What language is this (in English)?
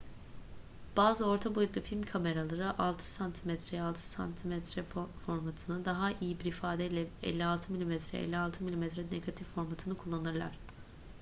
Turkish